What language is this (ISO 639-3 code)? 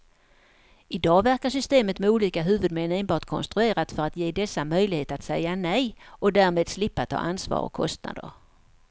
swe